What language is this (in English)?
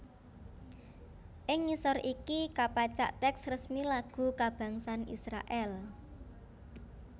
Javanese